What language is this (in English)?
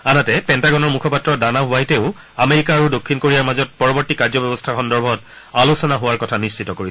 Assamese